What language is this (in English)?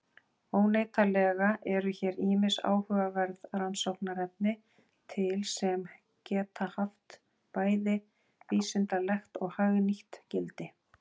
Icelandic